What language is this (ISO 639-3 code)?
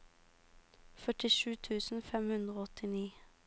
nor